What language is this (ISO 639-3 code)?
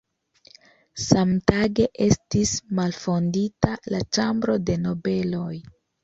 epo